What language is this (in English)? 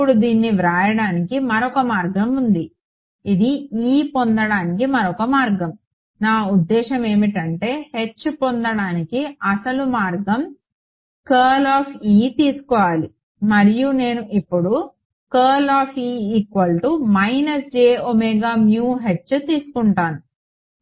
Telugu